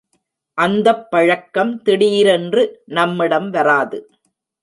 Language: Tamil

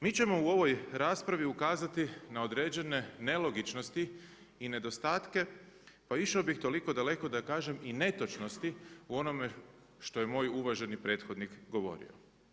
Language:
Croatian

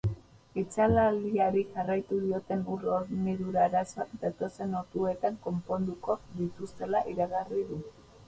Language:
Basque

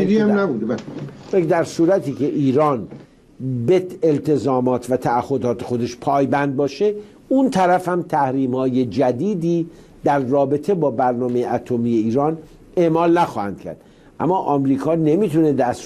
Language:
Persian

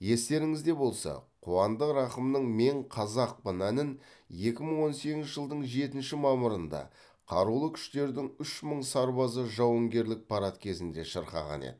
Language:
Kazakh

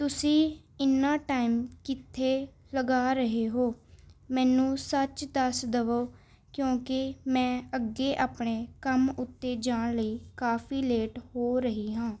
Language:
Punjabi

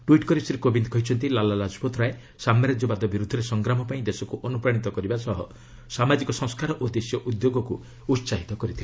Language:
Odia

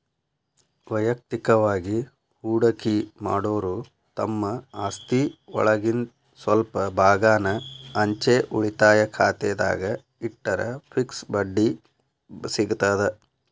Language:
Kannada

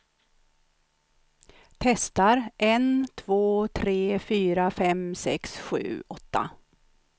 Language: Swedish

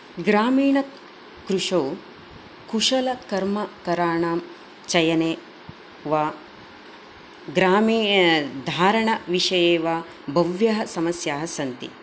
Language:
Sanskrit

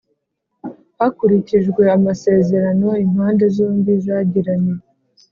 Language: Kinyarwanda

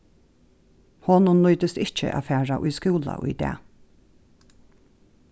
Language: Faroese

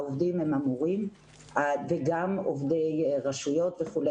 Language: Hebrew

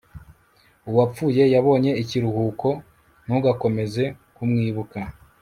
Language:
Kinyarwanda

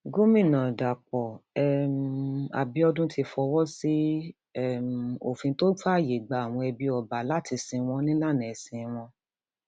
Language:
Yoruba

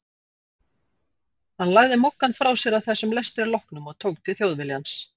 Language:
Icelandic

